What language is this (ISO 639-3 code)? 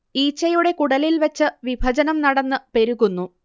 mal